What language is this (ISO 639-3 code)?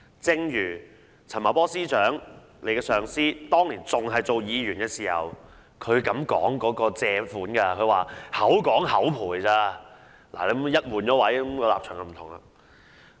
yue